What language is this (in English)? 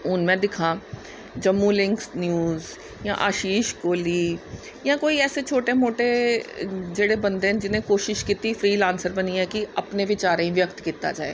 Dogri